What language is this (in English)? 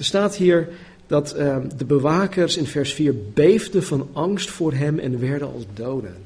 Dutch